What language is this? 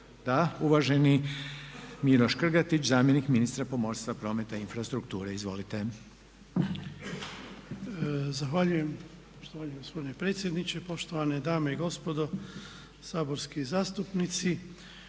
Croatian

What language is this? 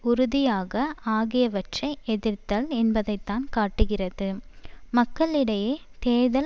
Tamil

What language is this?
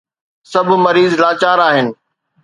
Sindhi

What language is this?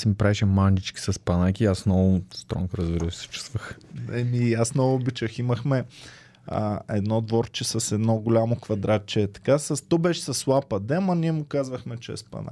Bulgarian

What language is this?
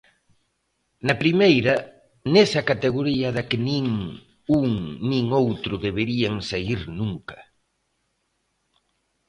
Galician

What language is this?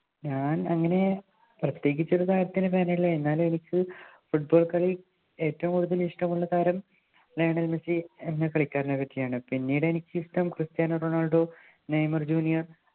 Malayalam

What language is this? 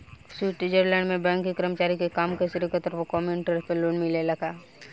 Bhojpuri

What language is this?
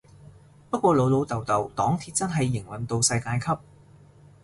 Cantonese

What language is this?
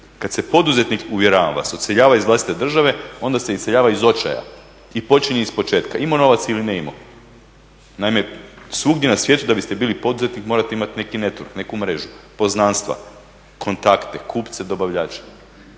Croatian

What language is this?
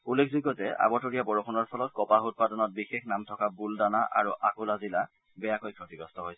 Assamese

